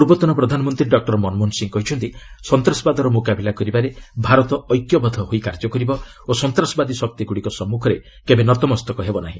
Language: Odia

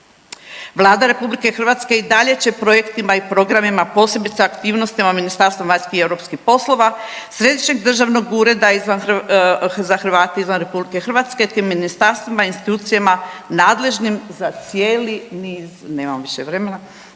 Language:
Croatian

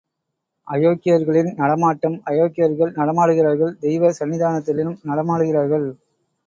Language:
Tamil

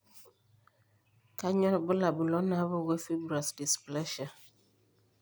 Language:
Masai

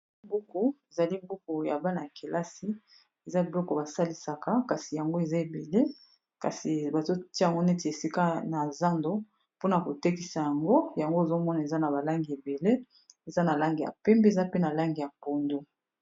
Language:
Lingala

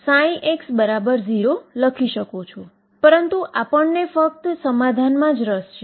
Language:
Gujarati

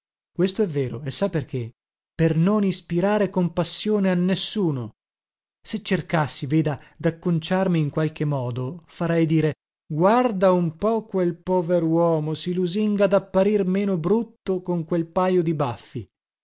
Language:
Italian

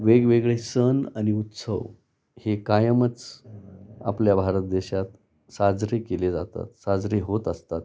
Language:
Marathi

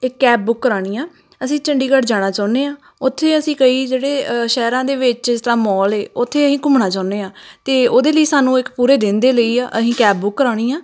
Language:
Punjabi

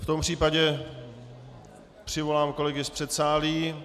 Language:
Czech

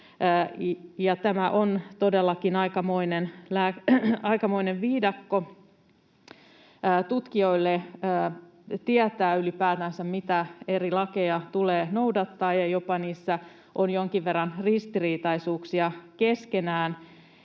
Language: Finnish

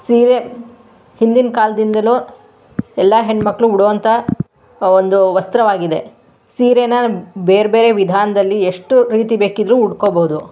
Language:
Kannada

